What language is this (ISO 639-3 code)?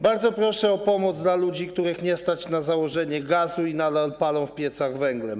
pol